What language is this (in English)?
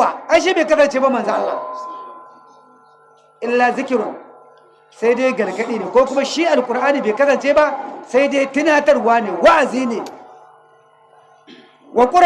Hausa